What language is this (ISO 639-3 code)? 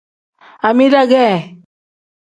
kdh